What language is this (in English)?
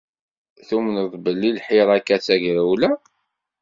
Kabyle